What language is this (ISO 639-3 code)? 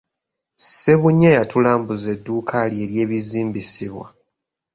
lug